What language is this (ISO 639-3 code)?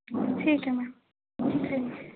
doi